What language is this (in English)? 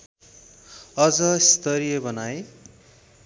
Nepali